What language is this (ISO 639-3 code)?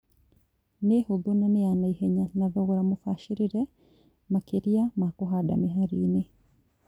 kik